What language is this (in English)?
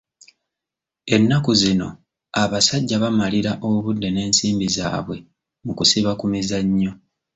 Ganda